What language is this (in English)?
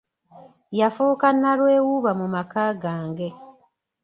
Ganda